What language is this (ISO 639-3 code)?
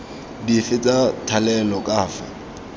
tsn